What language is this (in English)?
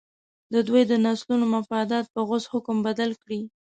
Pashto